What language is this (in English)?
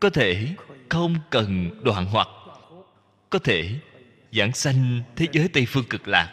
Vietnamese